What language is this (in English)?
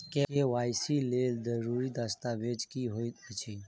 Maithili